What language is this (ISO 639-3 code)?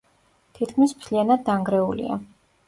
kat